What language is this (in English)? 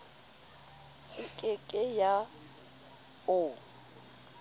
Southern Sotho